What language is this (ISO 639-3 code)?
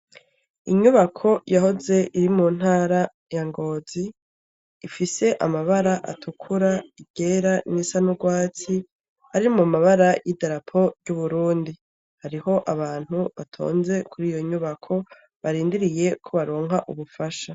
run